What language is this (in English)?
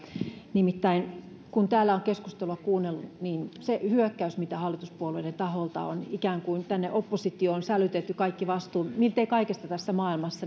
Finnish